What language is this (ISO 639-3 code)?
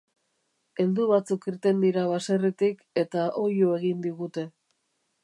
eus